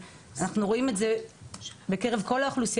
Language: Hebrew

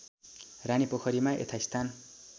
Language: Nepali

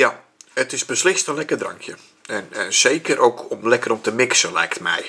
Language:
Dutch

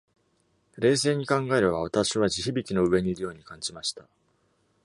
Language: Japanese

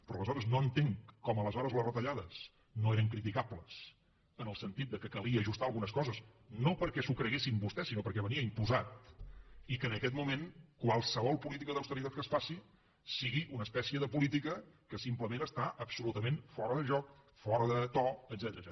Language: Catalan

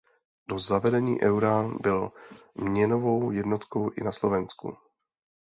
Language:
Czech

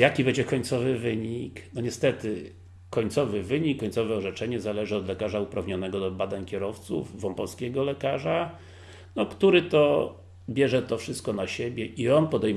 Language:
Polish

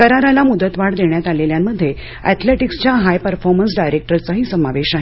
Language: Marathi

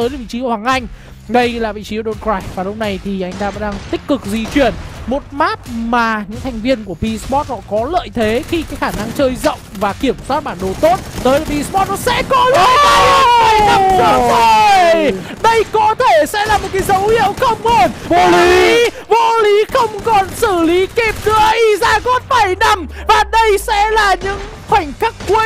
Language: Vietnamese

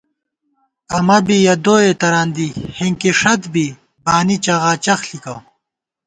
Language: Gawar-Bati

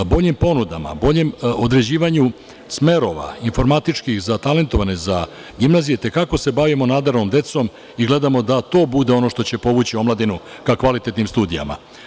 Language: Serbian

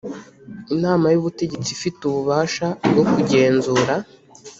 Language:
Kinyarwanda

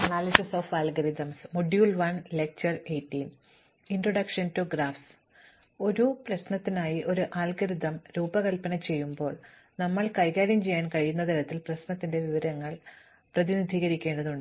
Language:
Malayalam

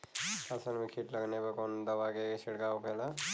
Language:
Bhojpuri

